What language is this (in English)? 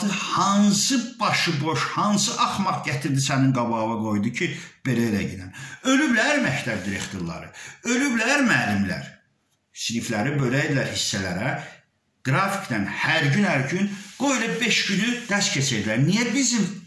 Turkish